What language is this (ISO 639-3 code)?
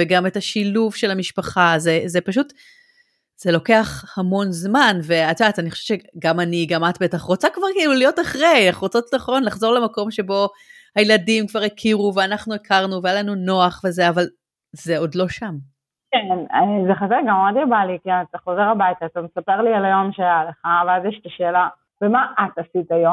heb